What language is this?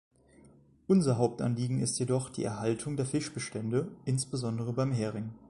German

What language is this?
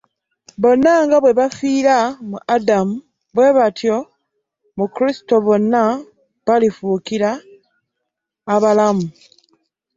Ganda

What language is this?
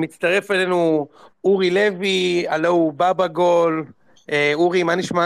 Hebrew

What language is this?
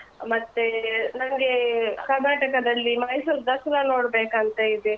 Kannada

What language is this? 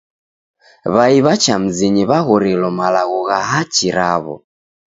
Taita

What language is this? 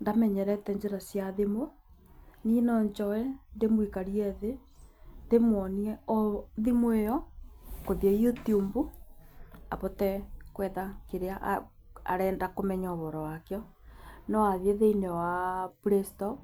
Kikuyu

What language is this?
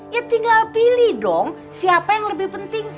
Indonesian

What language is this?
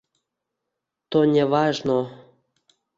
Uzbek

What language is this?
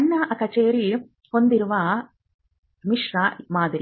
Kannada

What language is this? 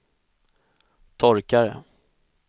Swedish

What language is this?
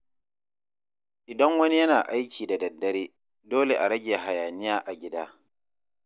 Hausa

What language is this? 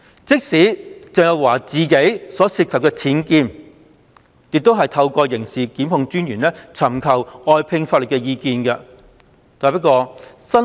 Cantonese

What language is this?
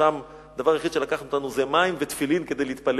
Hebrew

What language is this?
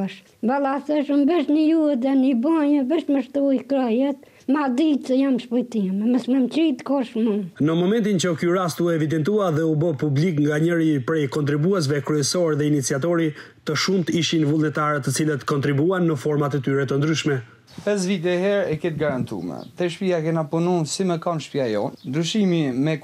Romanian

